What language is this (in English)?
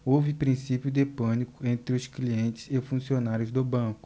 Portuguese